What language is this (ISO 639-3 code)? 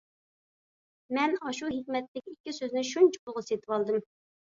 uig